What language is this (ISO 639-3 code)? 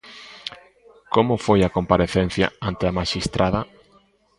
glg